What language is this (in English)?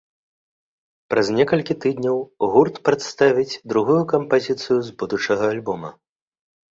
Belarusian